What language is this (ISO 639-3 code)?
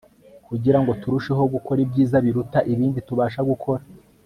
kin